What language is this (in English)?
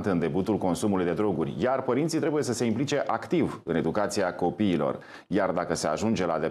Romanian